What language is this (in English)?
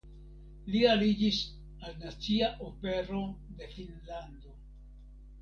Esperanto